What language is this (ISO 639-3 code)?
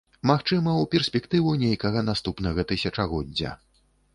bel